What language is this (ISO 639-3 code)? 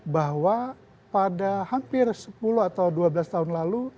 ind